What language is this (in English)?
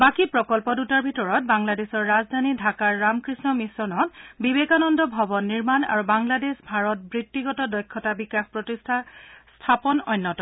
Assamese